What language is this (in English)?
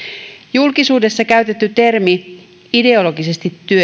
Finnish